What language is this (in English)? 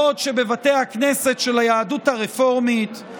Hebrew